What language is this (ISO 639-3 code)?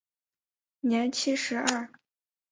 zho